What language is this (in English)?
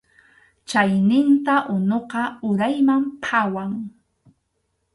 Arequipa-La Unión Quechua